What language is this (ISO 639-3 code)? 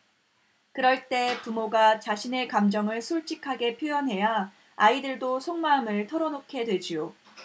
kor